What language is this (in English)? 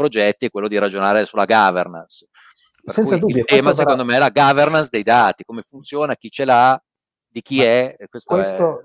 Italian